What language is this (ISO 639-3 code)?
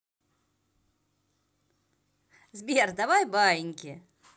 rus